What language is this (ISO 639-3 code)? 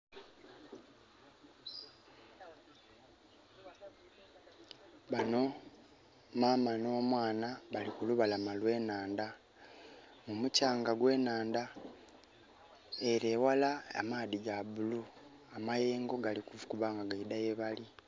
xog